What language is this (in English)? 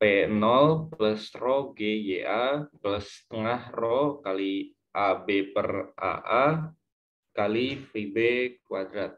Indonesian